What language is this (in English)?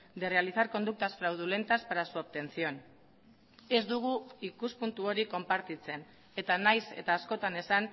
Basque